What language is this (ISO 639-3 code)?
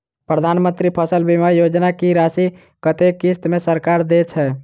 mai